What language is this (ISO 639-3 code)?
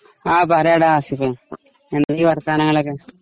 mal